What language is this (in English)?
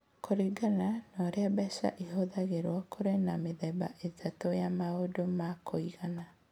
Kikuyu